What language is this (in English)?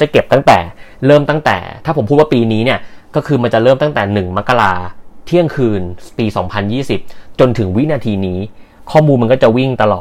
Thai